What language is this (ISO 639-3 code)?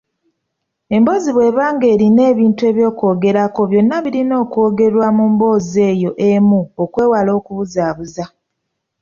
lug